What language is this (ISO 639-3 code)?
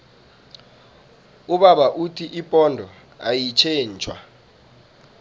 nbl